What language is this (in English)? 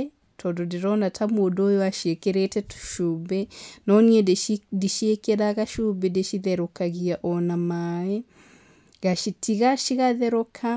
Kikuyu